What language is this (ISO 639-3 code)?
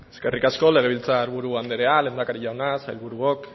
eus